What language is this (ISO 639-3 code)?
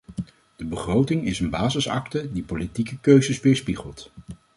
nld